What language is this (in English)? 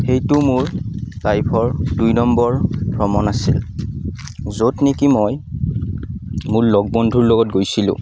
Assamese